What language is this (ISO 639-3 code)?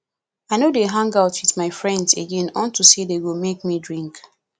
pcm